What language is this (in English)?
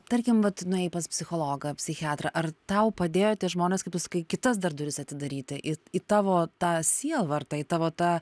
Lithuanian